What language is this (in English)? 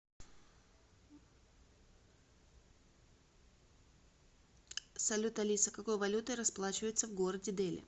Russian